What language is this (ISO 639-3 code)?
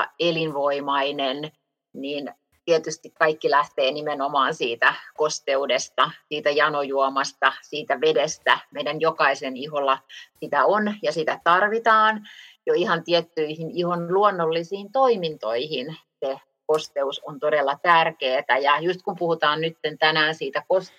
fin